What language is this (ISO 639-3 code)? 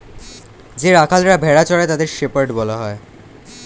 ben